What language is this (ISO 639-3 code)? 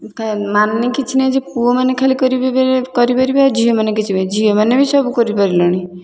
ori